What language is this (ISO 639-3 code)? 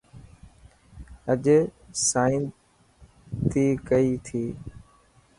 mki